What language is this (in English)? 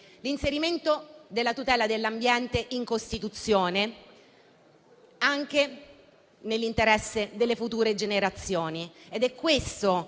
Italian